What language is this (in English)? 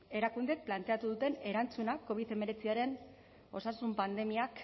Basque